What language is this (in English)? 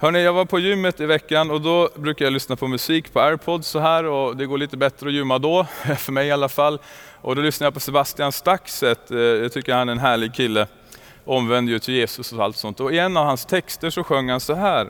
Swedish